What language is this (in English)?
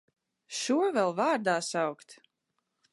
Latvian